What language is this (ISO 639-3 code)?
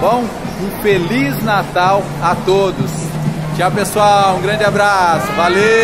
por